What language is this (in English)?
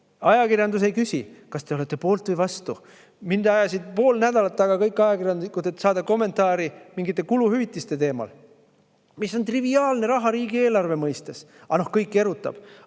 Estonian